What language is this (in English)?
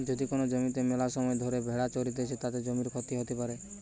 Bangla